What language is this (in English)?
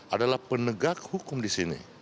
Indonesian